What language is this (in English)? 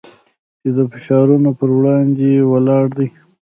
Pashto